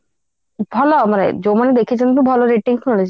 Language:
Odia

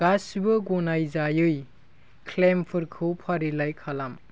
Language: Bodo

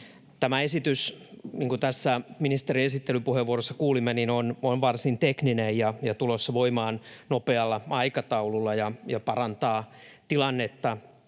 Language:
Finnish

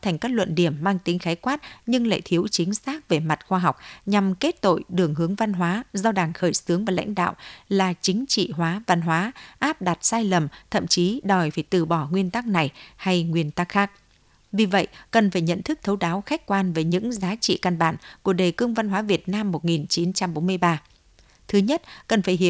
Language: Vietnamese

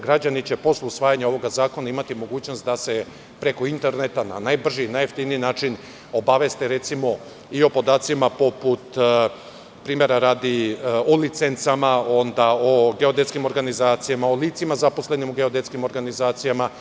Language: Serbian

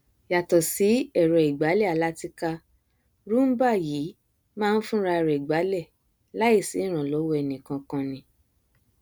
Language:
Yoruba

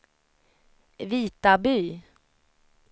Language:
Swedish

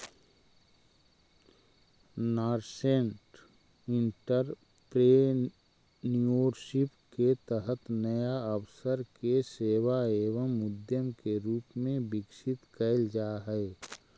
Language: Magahi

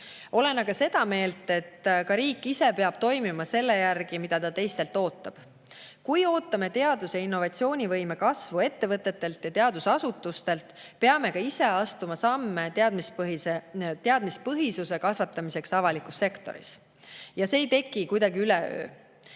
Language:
Estonian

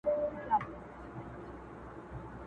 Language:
Pashto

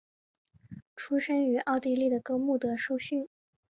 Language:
Chinese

